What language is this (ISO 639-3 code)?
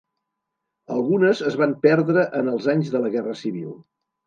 cat